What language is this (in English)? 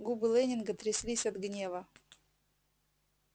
Russian